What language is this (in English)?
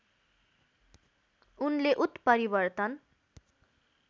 Nepali